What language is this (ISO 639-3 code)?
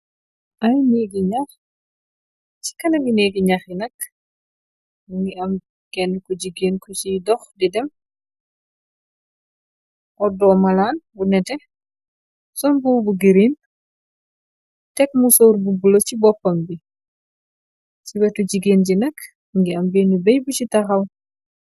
wol